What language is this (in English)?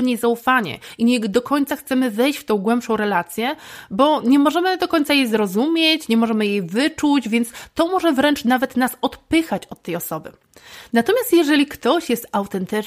Polish